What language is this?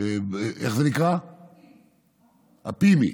Hebrew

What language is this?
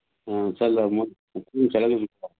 Manipuri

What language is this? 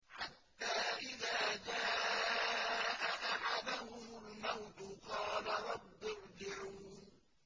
Arabic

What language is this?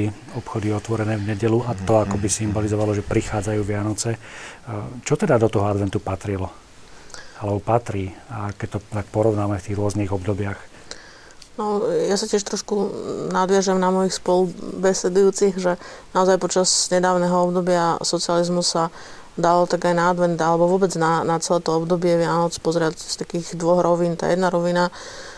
Slovak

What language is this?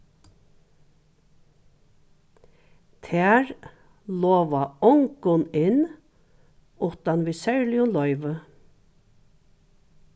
Faroese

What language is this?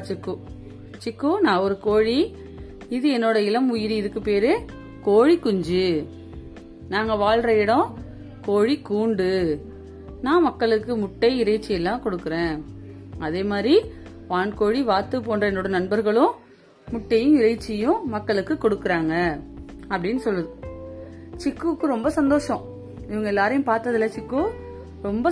Tamil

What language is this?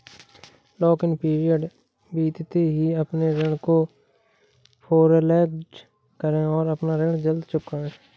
Hindi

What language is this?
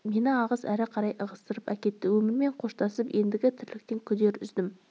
Kazakh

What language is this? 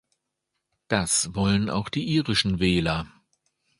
German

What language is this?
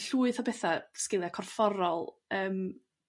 Welsh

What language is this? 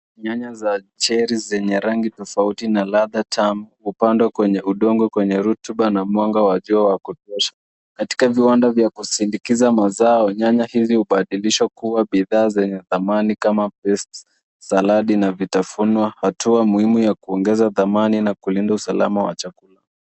Swahili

